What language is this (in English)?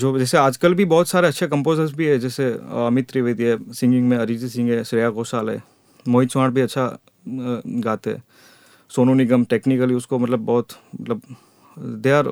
Hindi